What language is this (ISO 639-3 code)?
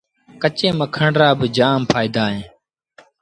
sbn